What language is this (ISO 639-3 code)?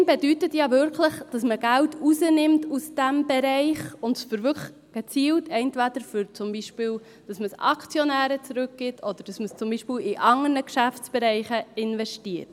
gsw